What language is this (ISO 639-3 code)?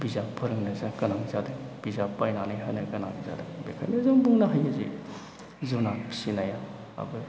brx